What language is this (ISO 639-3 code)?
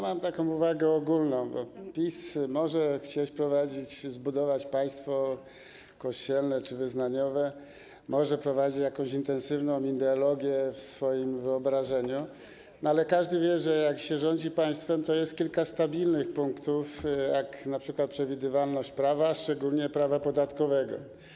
pol